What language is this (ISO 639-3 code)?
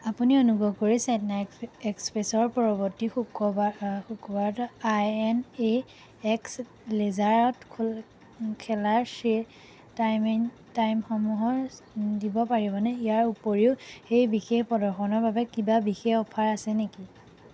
asm